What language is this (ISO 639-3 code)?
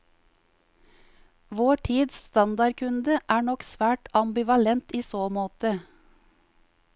nor